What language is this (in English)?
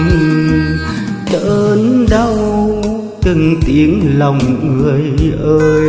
Vietnamese